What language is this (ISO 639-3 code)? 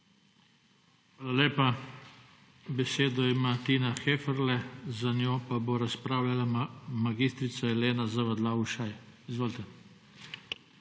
slv